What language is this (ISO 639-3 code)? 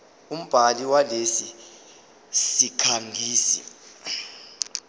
zul